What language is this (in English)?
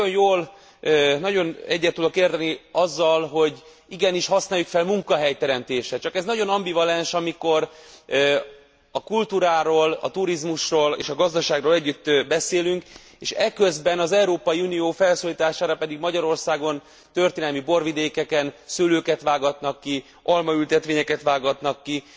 Hungarian